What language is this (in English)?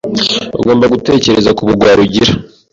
Kinyarwanda